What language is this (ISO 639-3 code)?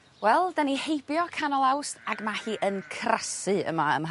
cym